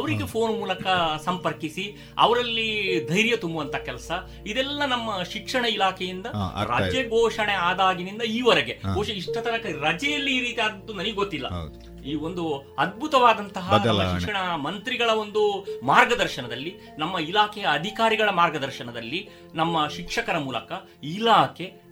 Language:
Kannada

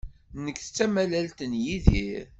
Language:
Kabyle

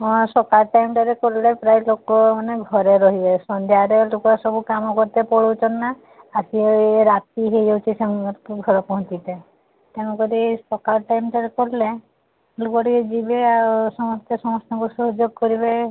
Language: Odia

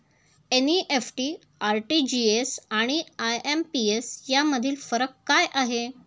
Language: Marathi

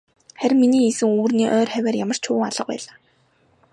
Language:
Mongolian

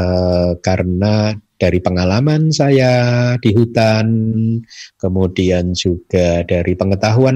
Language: Indonesian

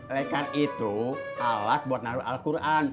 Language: Indonesian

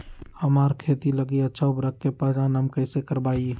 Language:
Magahi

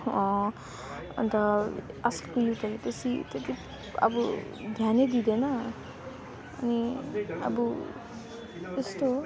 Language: Nepali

